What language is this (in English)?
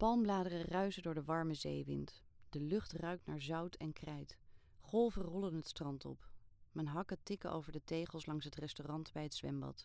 Dutch